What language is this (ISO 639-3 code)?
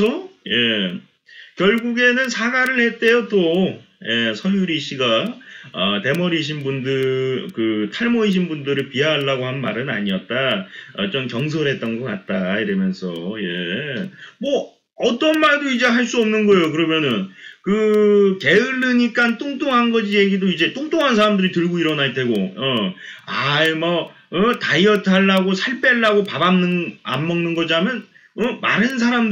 kor